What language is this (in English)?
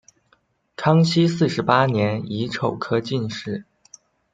Chinese